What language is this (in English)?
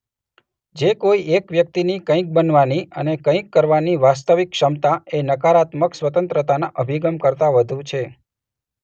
Gujarati